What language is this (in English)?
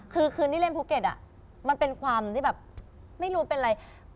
Thai